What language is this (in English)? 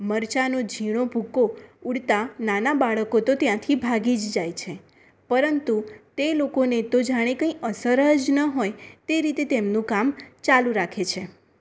Gujarati